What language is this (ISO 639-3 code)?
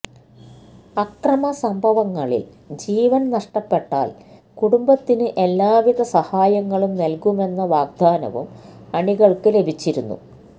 mal